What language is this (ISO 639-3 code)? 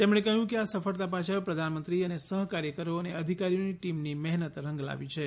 guj